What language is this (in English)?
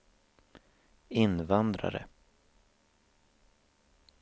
Swedish